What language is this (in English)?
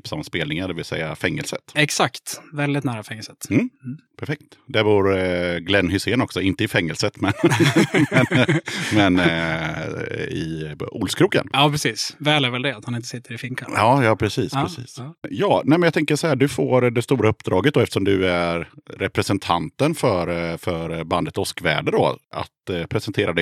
Swedish